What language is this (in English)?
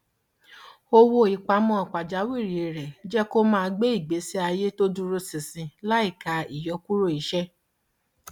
Yoruba